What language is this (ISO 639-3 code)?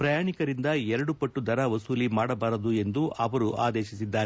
kan